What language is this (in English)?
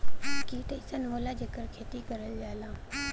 Bhojpuri